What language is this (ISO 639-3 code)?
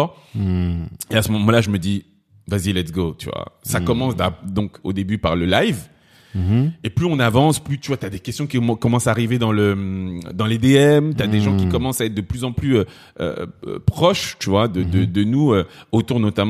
fra